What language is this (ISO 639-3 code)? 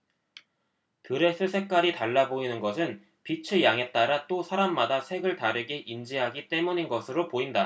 kor